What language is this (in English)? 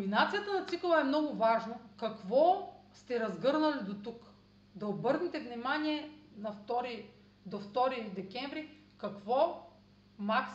Bulgarian